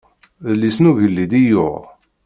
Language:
Kabyle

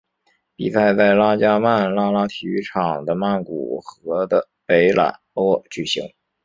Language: Chinese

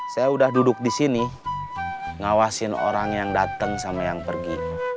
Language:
Indonesian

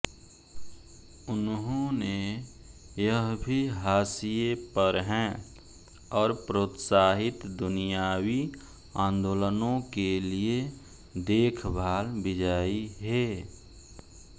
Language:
Hindi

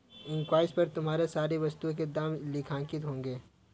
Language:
Hindi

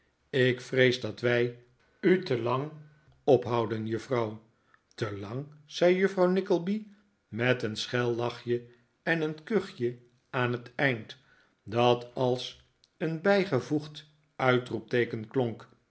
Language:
Dutch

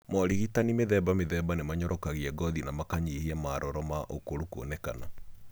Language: Kikuyu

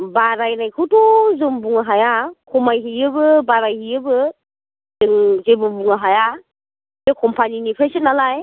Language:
Bodo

